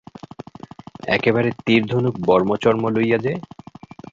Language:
Bangla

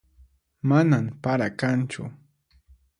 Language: Puno Quechua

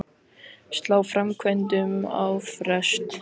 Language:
Icelandic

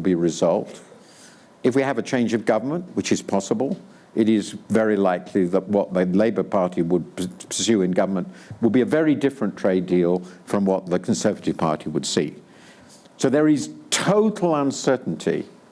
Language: English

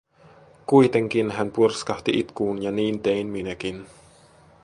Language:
Finnish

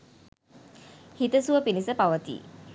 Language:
Sinhala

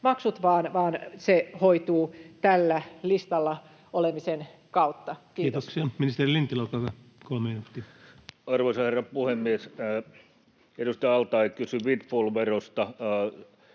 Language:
Finnish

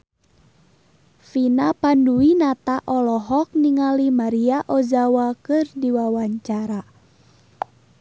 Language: Sundanese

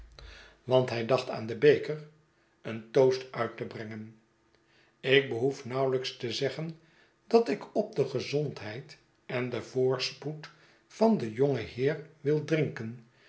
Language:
Dutch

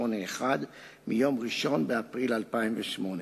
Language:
Hebrew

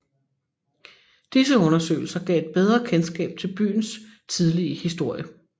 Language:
Danish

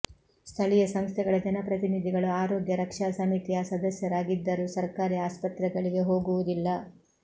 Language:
Kannada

